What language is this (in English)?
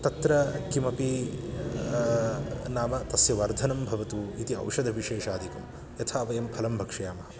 Sanskrit